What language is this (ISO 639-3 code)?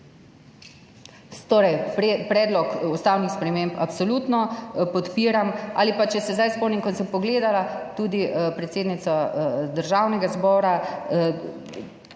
slv